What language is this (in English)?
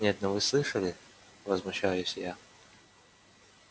Russian